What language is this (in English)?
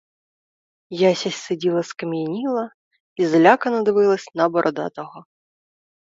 Ukrainian